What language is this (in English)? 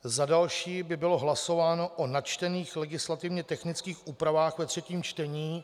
Czech